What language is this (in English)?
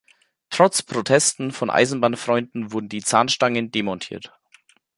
German